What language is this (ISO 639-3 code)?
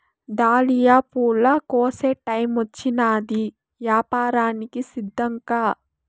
tel